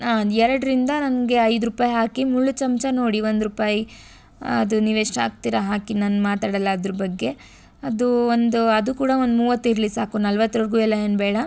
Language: Kannada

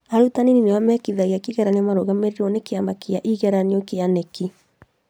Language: Kikuyu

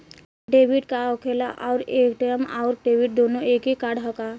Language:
Bhojpuri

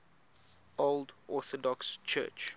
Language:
English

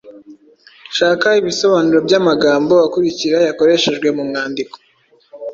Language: Kinyarwanda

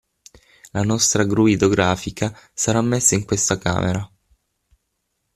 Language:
Italian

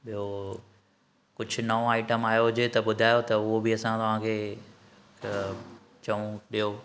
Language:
Sindhi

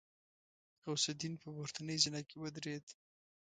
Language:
Pashto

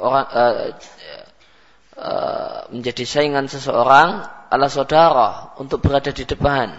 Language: Malay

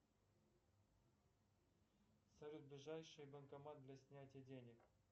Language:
Russian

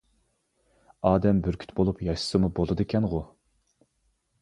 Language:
Uyghur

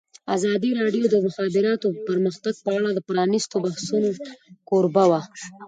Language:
Pashto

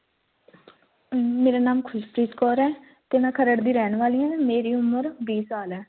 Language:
Punjabi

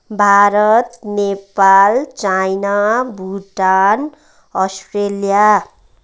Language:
Nepali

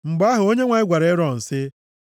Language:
Igbo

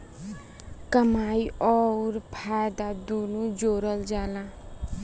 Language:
Bhojpuri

